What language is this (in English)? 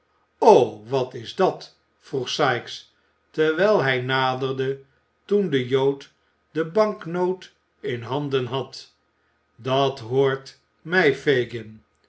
Dutch